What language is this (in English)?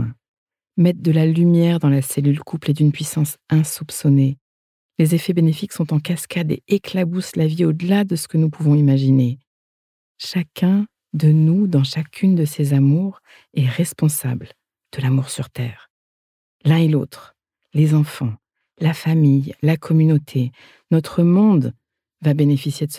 French